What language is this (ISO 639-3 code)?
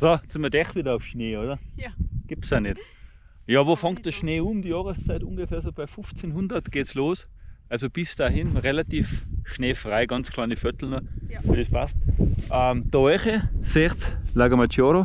deu